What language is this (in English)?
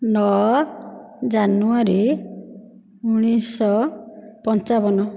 Odia